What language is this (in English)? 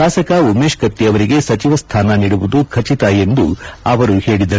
Kannada